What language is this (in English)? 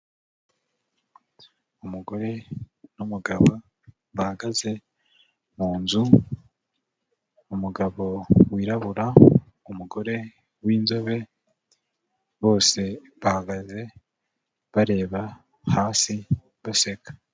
Kinyarwanda